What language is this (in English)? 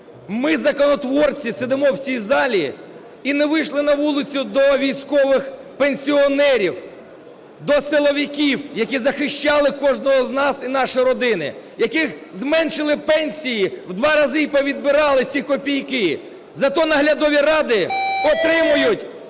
Ukrainian